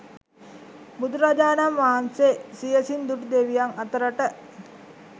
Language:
Sinhala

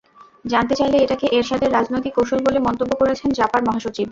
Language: Bangla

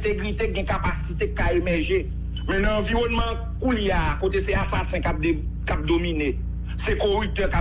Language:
French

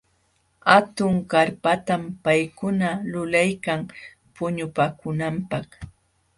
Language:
Jauja Wanca Quechua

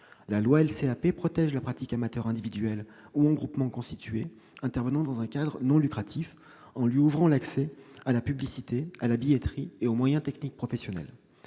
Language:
French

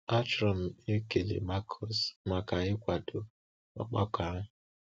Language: Igbo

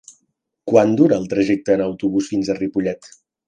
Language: Catalan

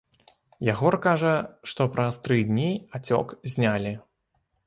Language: Belarusian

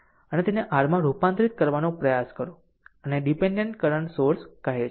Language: Gujarati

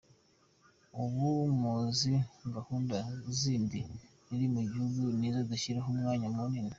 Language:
Kinyarwanda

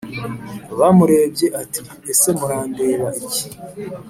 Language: Kinyarwanda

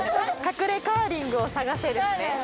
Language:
Japanese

